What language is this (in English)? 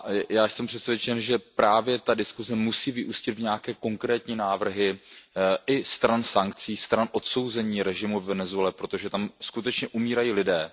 Czech